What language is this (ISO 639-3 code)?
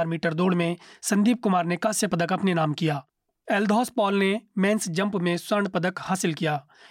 hin